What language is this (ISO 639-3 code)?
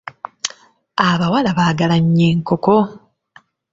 lug